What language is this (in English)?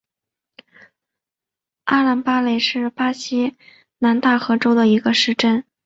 Chinese